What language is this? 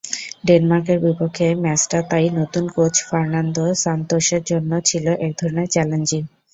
Bangla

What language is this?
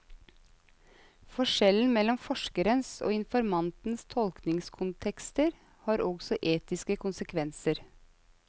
Norwegian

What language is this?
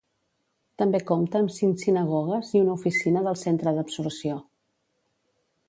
Catalan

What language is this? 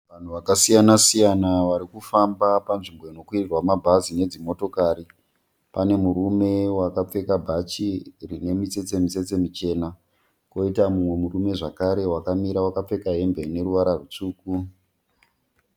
Shona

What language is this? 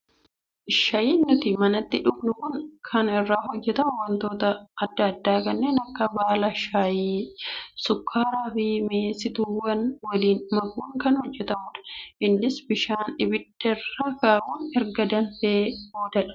Oromo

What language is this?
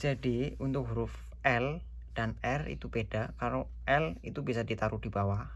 Indonesian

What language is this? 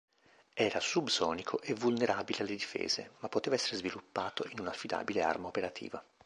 Italian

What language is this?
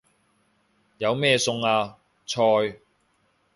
Cantonese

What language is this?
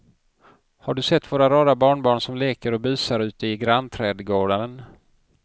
Swedish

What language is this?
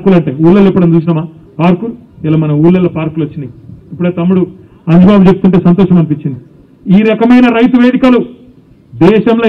Hindi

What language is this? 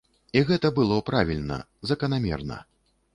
Belarusian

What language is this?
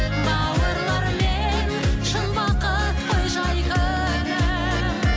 Kazakh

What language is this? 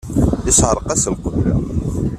Kabyle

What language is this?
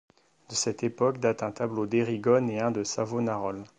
French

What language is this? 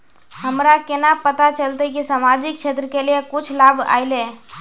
Magahi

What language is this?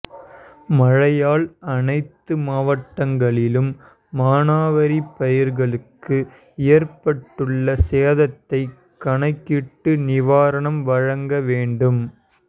Tamil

